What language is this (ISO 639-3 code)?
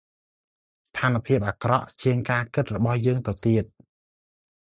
khm